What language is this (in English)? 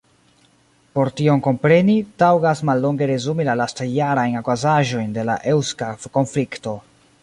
Esperanto